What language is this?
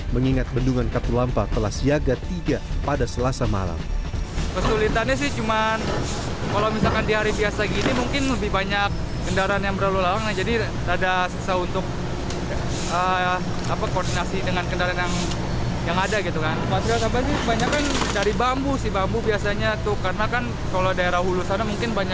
Indonesian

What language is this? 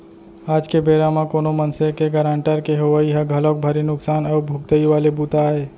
Chhattisgarhi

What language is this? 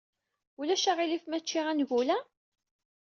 Kabyle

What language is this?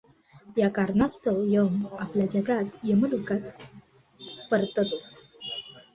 Marathi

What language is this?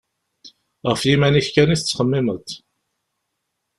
Kabyle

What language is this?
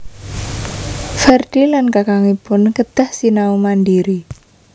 Javanese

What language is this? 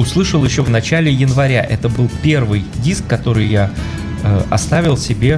Russian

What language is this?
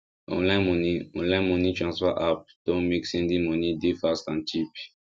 Nigerian Pidgin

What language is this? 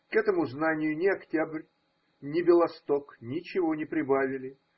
Russian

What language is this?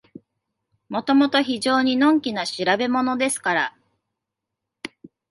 Japanese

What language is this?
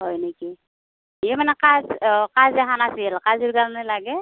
Assamese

